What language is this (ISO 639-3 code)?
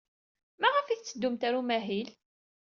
kab